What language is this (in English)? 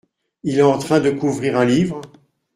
French